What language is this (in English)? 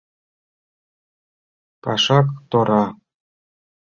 Mari